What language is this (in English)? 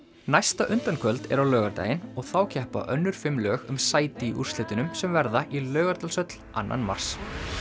Icelandic